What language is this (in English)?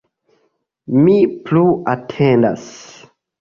Esperanto